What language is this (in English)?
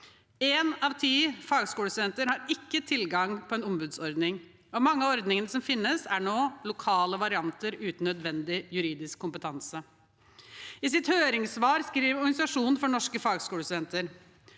Norwegian